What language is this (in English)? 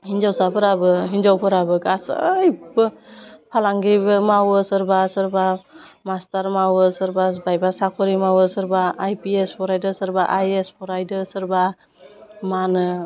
Bodo